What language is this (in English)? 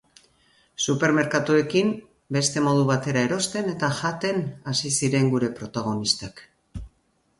Basque